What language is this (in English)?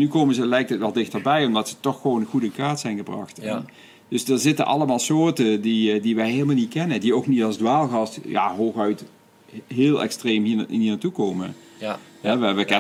Dutch